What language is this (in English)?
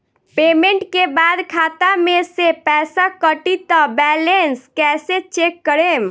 Bhojpuri